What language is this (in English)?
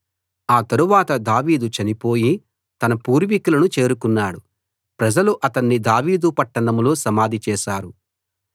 Telugu